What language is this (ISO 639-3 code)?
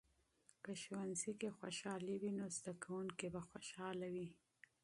pus